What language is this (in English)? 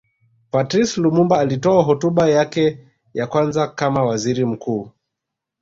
Swahili